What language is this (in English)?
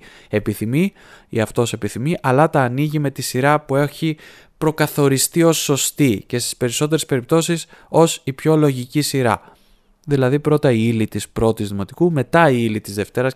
Greek